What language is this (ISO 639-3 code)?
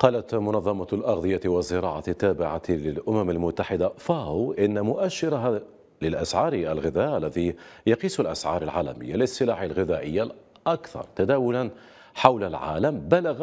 ara